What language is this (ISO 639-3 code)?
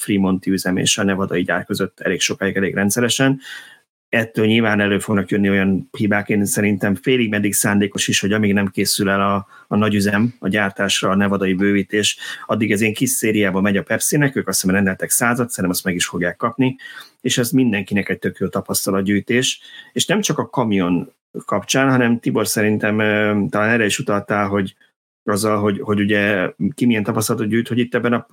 hun